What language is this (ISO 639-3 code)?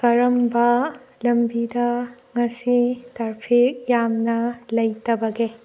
mni